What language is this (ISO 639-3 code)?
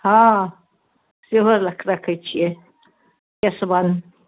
mai